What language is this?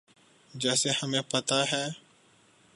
Urdu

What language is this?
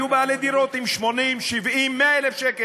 Hebrew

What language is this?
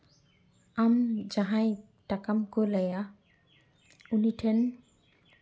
Santali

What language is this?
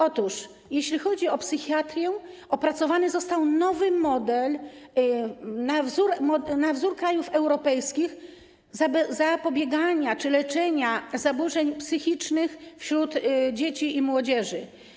Polish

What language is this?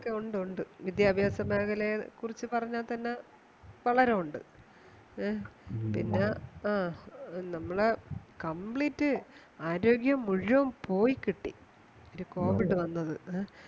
Malayalam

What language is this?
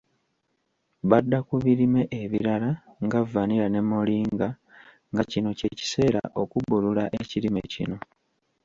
Ganda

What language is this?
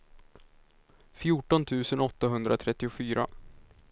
Swedish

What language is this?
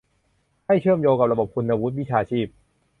Thai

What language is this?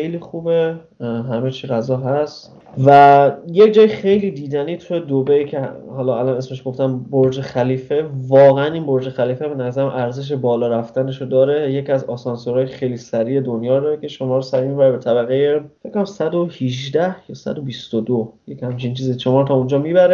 Persian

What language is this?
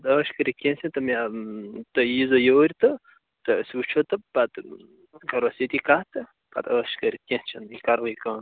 Kashmiri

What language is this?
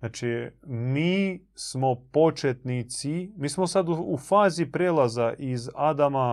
Croatian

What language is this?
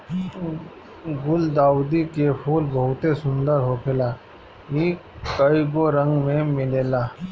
Bhojpuri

